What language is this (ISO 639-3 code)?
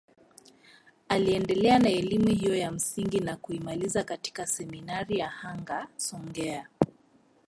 swa